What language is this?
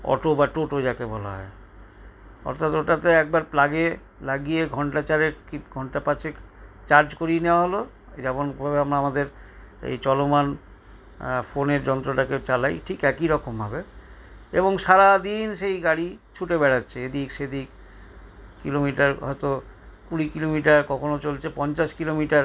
Bangla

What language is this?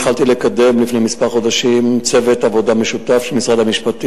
Hebrew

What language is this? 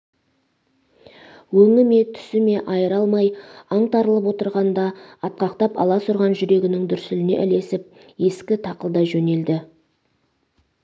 Kazakh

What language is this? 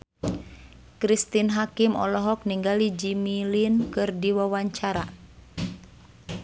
Sundanese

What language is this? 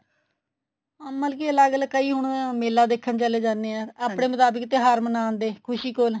Punjabi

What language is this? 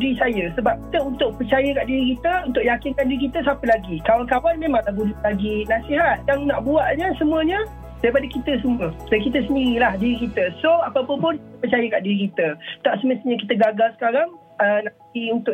Malay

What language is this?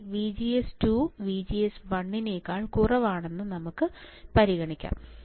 Malayalam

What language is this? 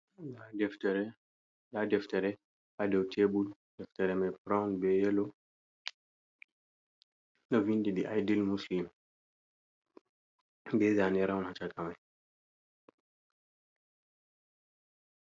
Fula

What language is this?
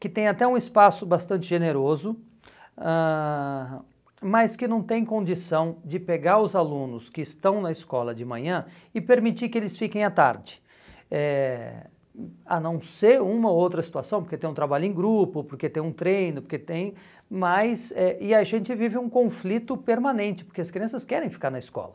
Portuguese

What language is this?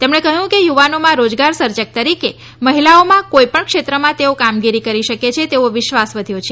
Gujarati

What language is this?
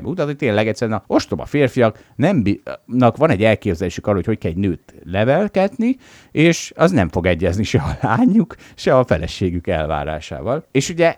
Hungarian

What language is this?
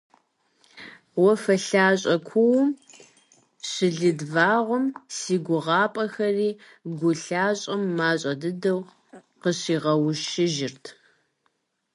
Kabardian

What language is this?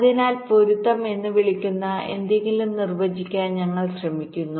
Malayalam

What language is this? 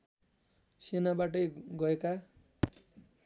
Nepali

